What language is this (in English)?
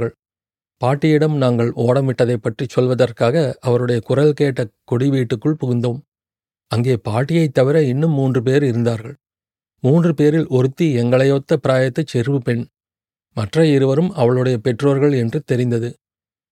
Tamil